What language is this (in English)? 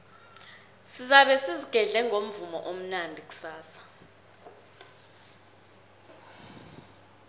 South Ndebele